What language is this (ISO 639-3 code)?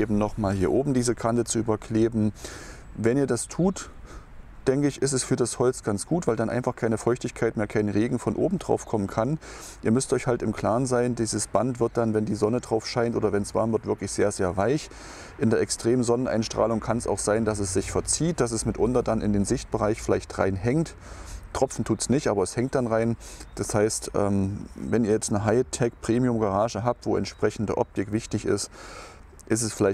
deu